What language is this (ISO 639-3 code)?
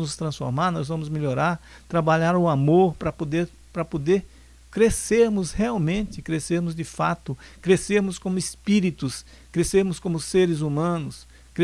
por